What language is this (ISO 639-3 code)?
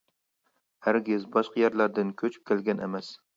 uig